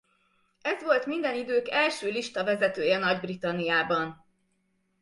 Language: Hungarian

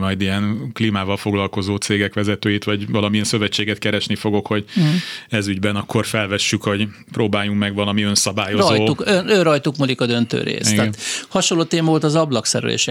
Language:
Hungarian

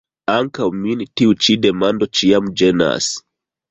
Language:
Esperanto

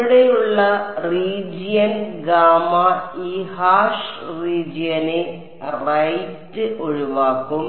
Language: Malayalam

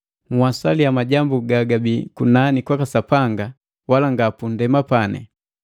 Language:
Matengo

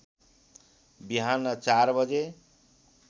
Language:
Nepali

